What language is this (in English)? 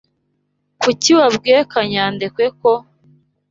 Kinyarwanda